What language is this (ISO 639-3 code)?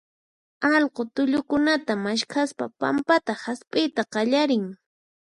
qxp